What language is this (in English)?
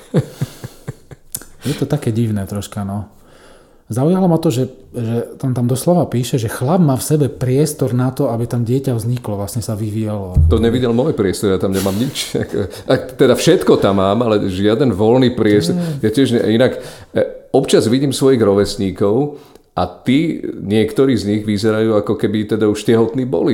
Slovak